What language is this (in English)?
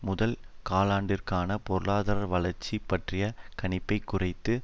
Tamil